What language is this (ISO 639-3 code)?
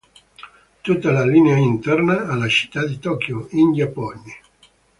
ita